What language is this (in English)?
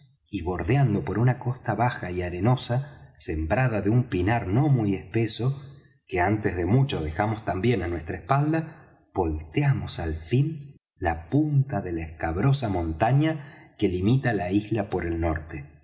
Spanish